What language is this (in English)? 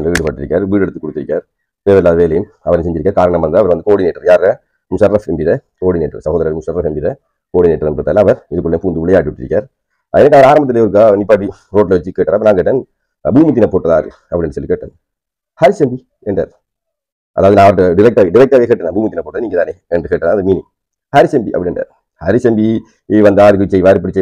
Tamil